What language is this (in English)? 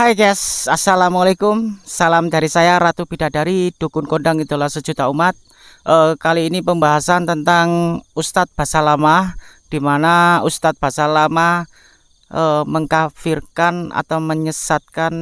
Indonesian